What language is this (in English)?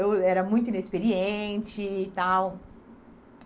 Portuguese